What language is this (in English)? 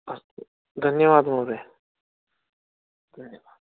Sanskrit